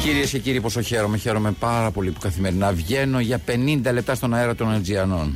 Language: Greek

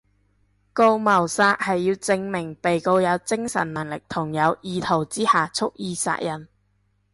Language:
Cantonese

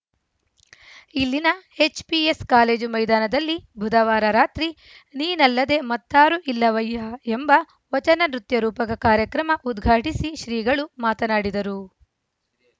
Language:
Kannada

